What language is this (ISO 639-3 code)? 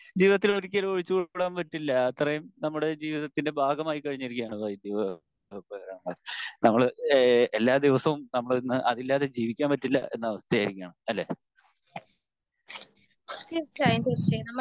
mal